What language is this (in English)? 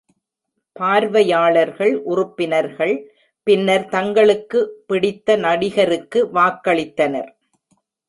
Tamil